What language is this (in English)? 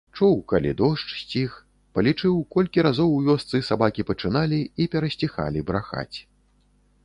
Belarusian